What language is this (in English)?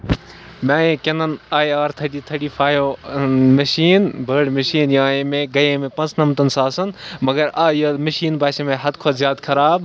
Kashmiri